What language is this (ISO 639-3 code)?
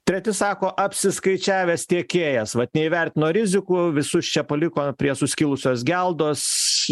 lit